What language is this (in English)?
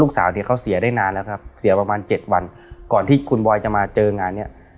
Thai